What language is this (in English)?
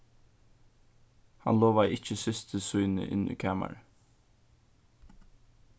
Faroese